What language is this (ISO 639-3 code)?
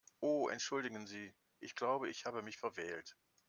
deu